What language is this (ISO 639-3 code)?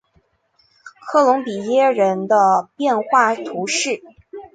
zho